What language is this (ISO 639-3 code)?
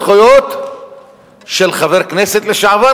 heb